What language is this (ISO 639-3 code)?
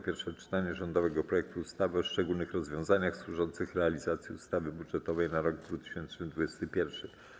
pol